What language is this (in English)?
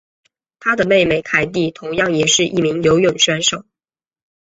Chinese